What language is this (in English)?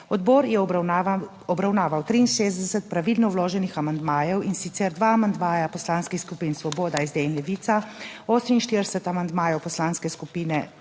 Slovenian